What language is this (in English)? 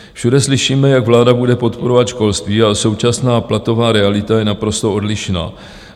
Czech